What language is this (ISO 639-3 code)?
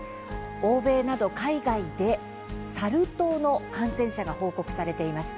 jpn